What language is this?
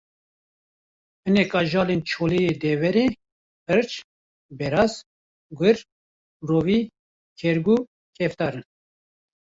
Kurdish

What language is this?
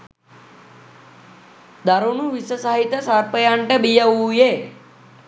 Sinhala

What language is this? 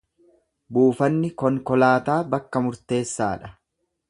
Oromo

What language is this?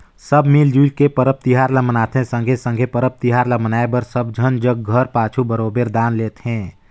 Chhattisgarhi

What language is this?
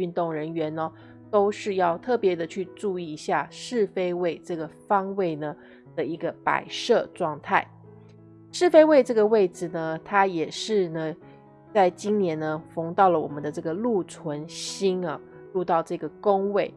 Chinese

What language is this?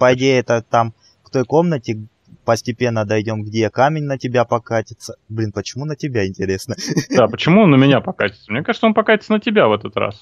Russian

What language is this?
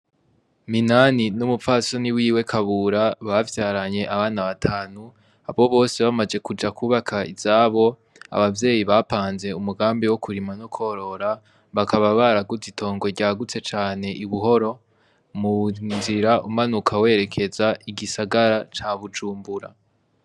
Rundi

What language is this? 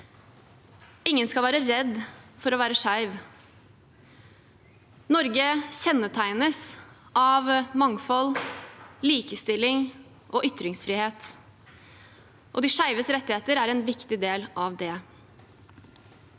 Norwegian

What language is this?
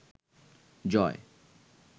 Bangla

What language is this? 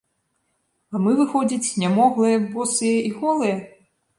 Belarusian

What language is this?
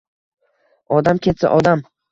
Uzbek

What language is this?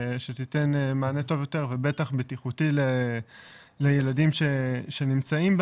Hebrew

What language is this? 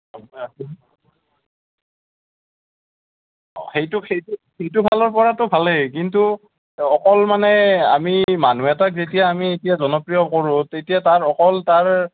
Assamese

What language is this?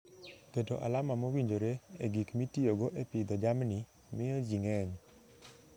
Luo (Kenya and Tanzania)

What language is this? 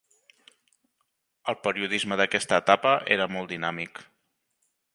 Catalan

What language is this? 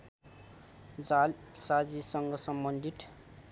Nepali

